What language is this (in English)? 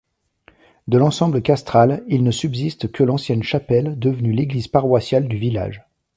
French